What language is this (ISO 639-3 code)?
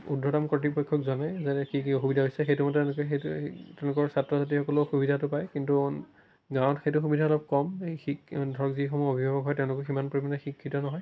asm